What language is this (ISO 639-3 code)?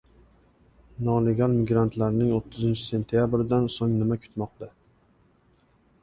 uzb